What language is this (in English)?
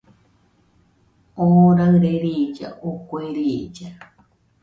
Nüpode Huitoto